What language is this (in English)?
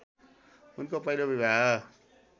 Nepali